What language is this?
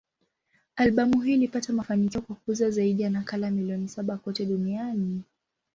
Swahili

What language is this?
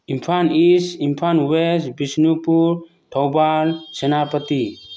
Manipuri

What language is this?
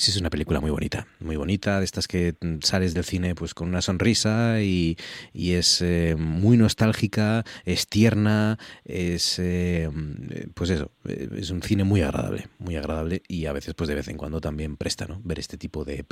Spanish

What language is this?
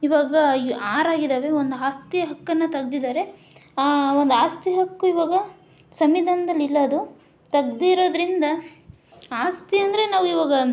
Kannada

